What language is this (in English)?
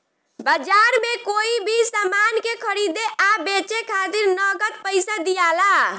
Bhojpuri